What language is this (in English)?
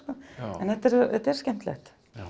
Icelandic